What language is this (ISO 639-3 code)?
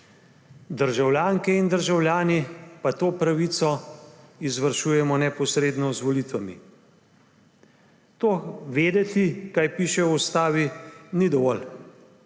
slv